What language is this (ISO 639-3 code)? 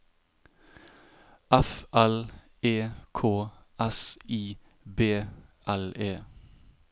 nor